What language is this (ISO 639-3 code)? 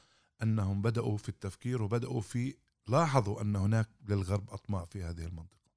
ara